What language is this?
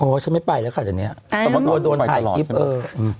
Thai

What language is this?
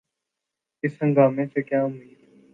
Urdu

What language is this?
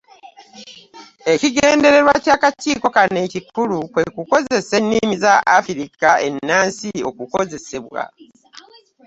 Ganda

